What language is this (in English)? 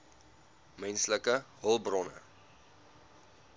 Afrikaans